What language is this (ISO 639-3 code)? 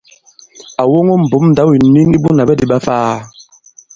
abb